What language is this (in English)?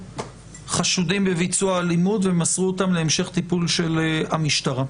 Hebrew